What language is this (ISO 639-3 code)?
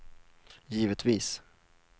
swe